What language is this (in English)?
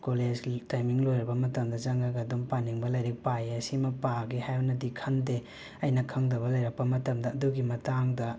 Manipuri